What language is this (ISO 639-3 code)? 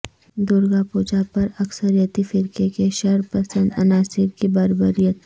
urd